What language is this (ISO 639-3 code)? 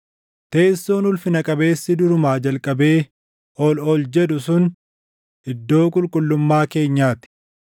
orm